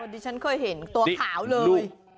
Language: Thai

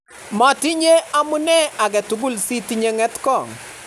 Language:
Kalenjin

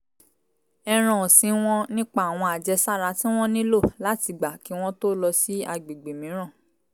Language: Yoruba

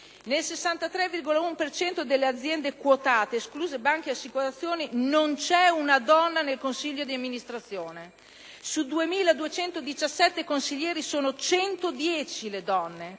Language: Italian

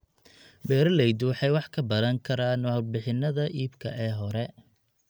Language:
Somali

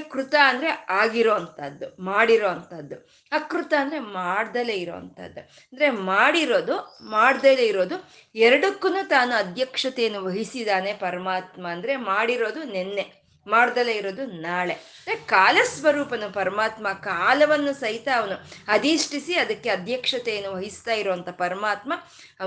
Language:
Kannada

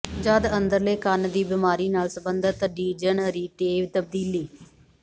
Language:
Punjabi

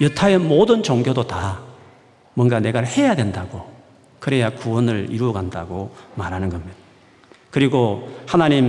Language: Korean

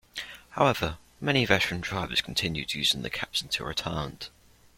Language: English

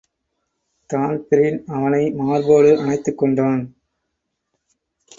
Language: Tamil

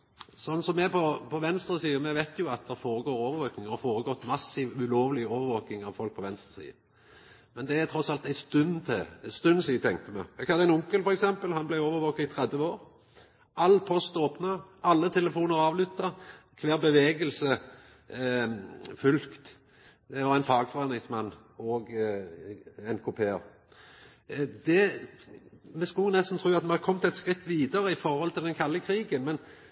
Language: Norwegian Nynorsk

